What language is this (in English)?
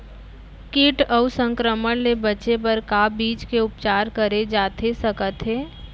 Chhattisgarhi